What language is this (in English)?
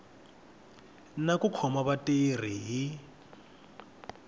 Tsonga